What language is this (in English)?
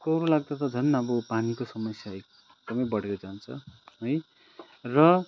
Nepali